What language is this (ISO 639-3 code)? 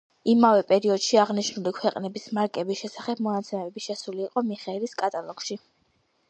kat